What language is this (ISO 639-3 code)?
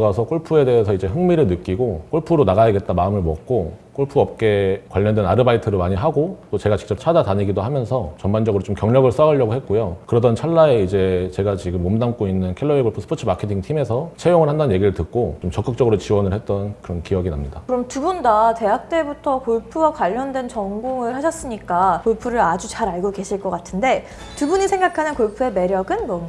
kor